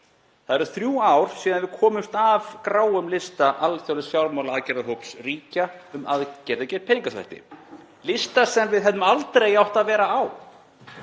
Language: Icelandic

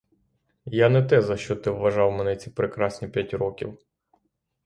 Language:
Ukrainian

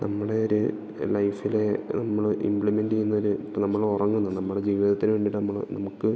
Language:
Malayalam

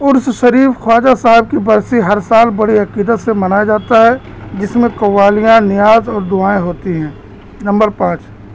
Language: Urdu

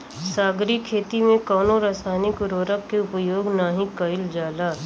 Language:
Bhojpuri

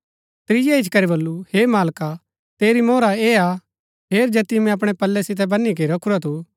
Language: Gaddi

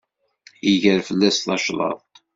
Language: Kabyle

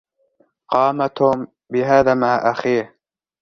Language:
Arabic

